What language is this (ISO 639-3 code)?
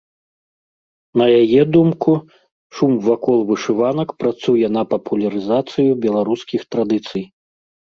bel